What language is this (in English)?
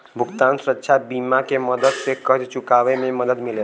Bhojpuri